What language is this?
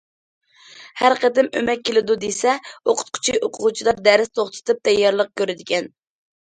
Uyghur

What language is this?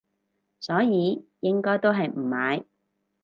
Cantonese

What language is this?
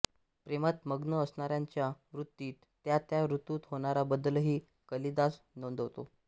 Marathi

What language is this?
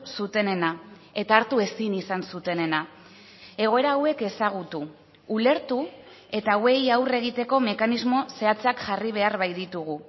Basque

